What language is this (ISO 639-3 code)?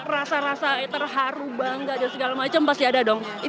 ind